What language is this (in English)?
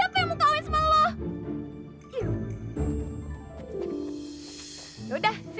Indonesian